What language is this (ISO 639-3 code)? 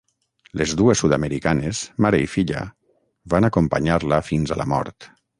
cat